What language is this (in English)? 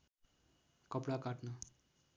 Nepali